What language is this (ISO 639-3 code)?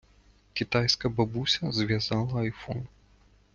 ukr